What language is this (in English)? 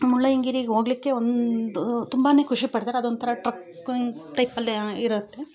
Kannada